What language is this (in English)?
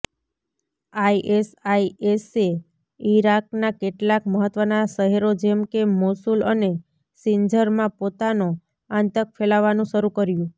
Gujarati